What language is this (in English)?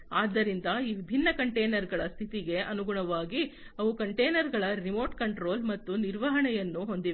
Kannada